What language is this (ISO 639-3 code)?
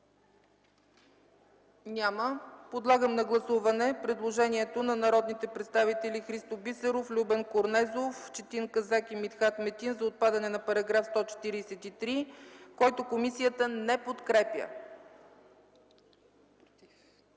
bul